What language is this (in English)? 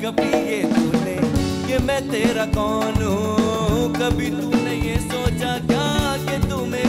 Hindi